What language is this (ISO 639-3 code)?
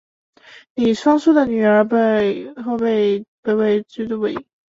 zho